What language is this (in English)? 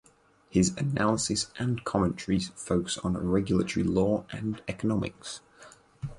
English